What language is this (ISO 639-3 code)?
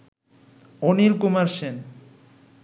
ben